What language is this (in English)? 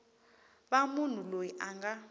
Tsonga